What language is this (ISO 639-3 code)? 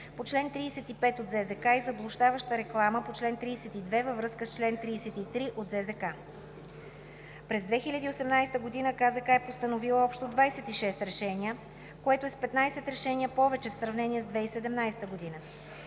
bul